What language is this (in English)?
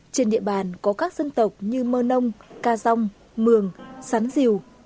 Vietnamese